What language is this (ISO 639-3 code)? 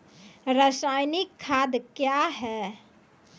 mai